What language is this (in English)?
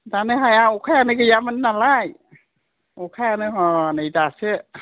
Bodo